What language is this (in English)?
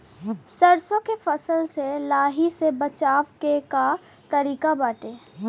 Bhojpuri